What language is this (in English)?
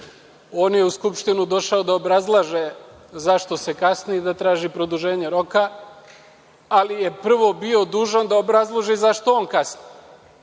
Serbian